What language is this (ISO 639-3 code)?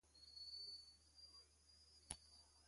bri